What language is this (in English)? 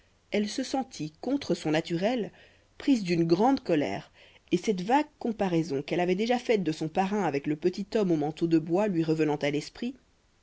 French